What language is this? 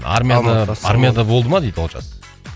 Kazakh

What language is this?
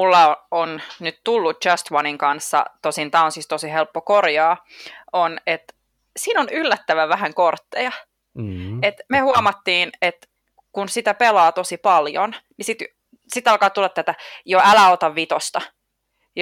Finnish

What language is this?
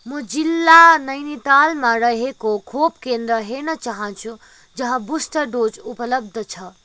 Nepali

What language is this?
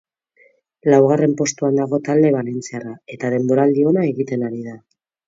Basque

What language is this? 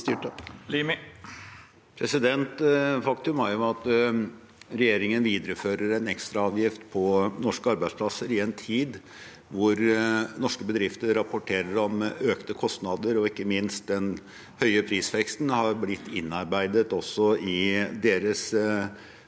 Norwegian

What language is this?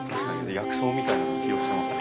Japanese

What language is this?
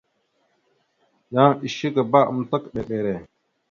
Mada (Cameroon)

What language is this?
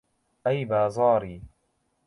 Central Kurdish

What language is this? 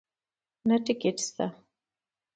Pashto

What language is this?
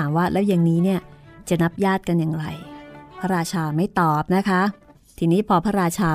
Thai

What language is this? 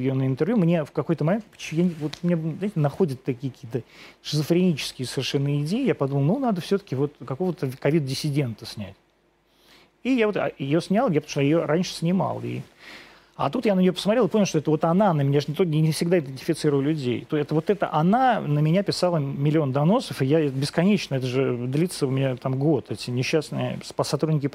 Russian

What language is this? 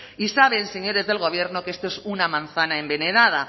Spanish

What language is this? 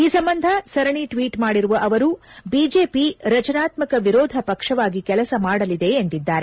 Kannada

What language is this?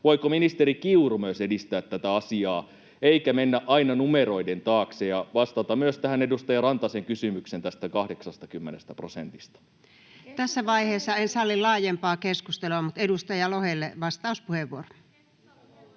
Finnish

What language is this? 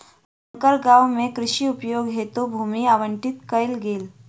Maithili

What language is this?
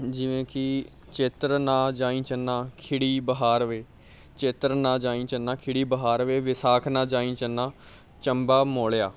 Punjabi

